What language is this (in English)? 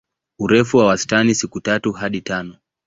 Swahili